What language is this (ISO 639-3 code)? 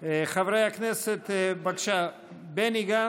heb